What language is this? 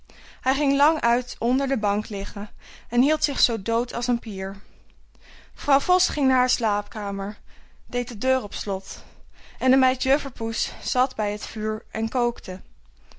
Dutch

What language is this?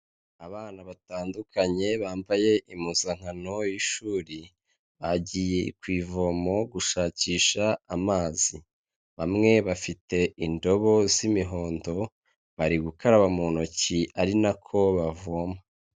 Kinyarwanda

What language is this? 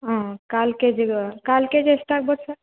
Kannada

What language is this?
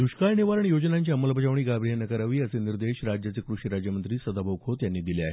Marathi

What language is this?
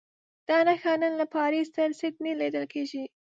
Pashto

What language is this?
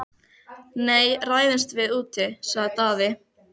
Icelandic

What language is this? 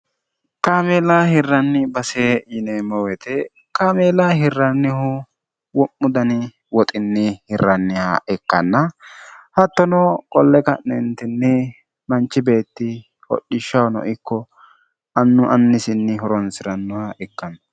Sidamo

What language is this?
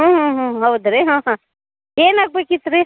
Kannada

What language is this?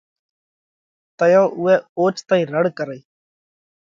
Parkari Koli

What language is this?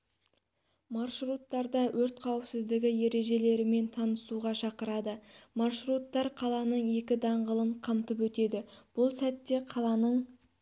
Kazakh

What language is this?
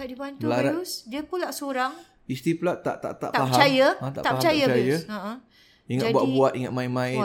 Malay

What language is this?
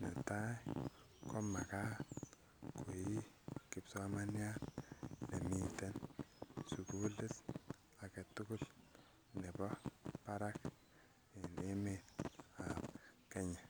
Kalenjin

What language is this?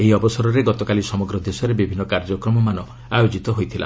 Odia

